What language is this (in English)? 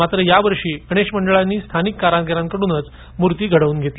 Marathi